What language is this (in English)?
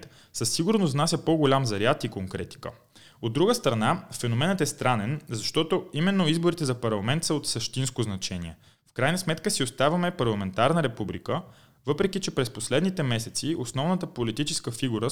Bulgarian